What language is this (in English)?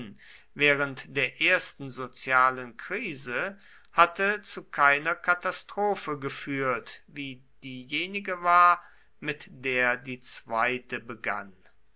German